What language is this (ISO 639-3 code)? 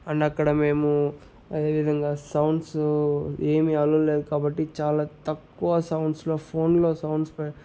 tel